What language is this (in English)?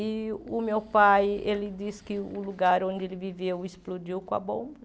Portuguese